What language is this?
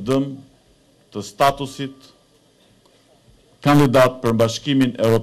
Greek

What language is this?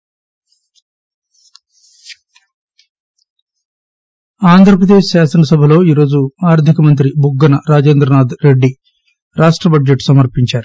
Telugu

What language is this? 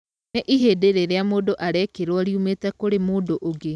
Kikuyu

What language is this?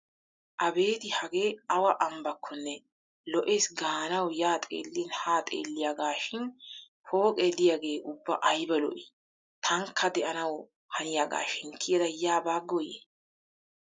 Wolaytta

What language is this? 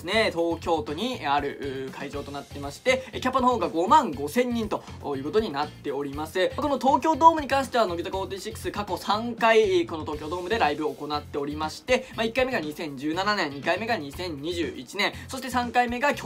Japanese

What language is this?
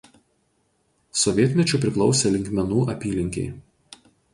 Lithuanian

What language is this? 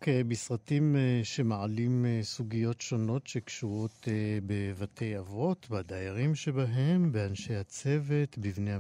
Hebrew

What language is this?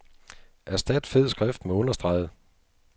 Danish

